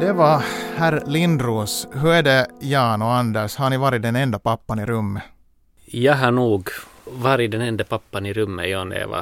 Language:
Swedish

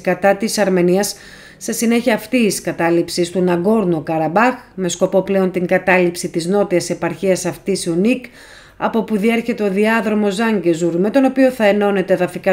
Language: Greek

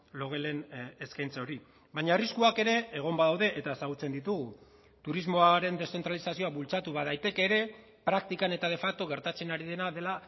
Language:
Basque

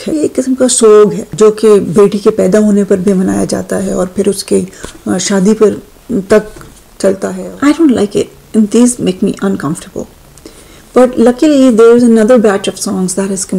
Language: Urdu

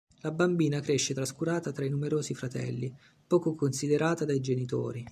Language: Italian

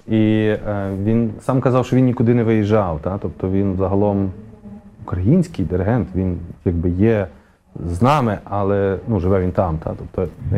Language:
Ukrainian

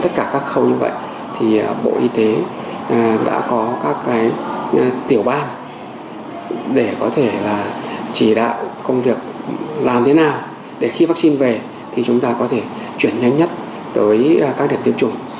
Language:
Vietnamese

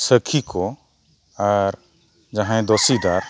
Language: Santali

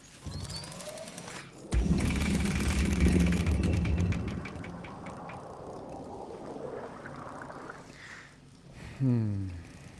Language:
German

